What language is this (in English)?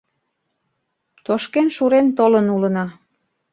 Mari